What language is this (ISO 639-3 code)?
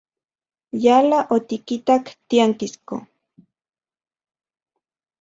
ncx